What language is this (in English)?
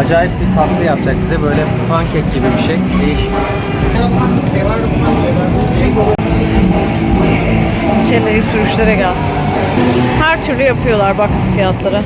Turkish